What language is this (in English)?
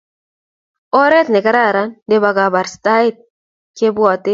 Kalenjin